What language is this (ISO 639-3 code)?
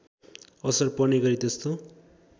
nep